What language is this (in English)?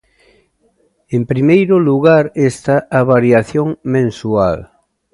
Galician